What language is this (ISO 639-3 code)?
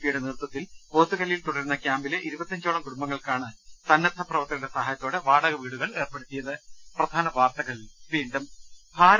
mal